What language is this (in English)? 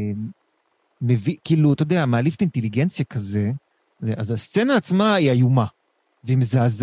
Hebrew